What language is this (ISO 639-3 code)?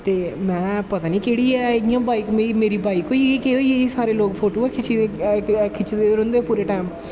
doi